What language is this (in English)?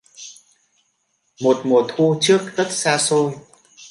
Vietnamese